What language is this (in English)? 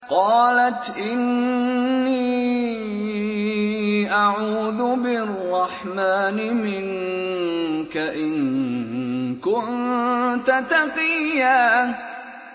Arabic